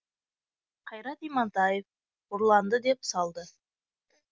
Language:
Kazakh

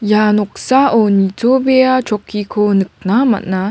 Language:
Garo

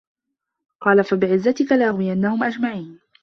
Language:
Arabic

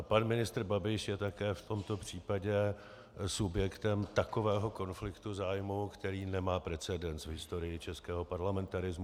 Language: Czech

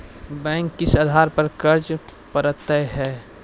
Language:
Maithili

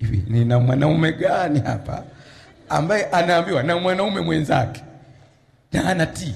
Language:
Swahili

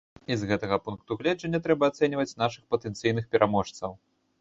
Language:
Belarusian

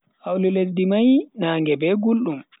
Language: Bagirmi Fulfulde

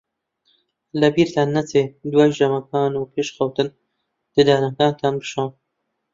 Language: Central Kurdish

